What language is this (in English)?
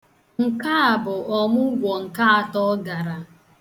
Igbo